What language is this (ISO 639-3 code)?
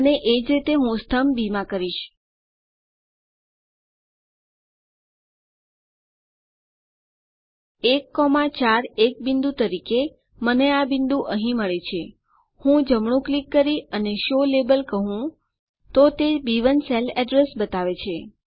guj